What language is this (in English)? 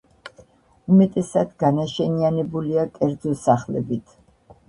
Georgian